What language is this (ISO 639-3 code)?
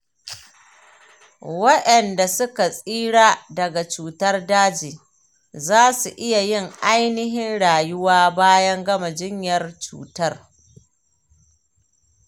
hau